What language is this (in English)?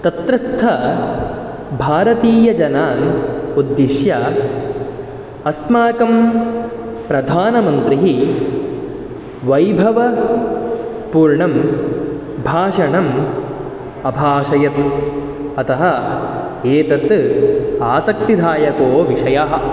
Sanskrit